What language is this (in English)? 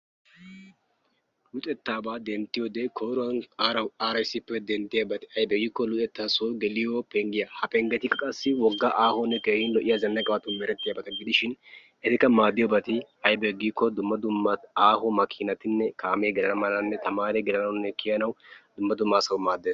Wolaytta